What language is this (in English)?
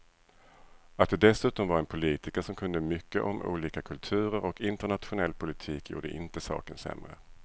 Swedish